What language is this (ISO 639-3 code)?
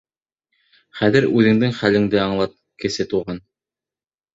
bak